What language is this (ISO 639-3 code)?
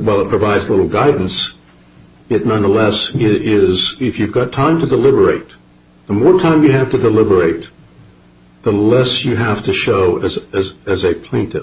eng